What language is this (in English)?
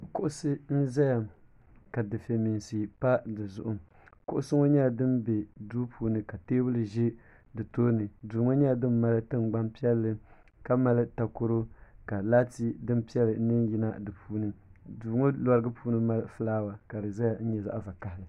Dagbani